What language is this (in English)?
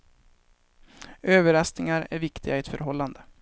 Swedish